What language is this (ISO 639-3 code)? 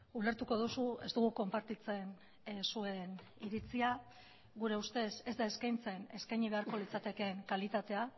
eus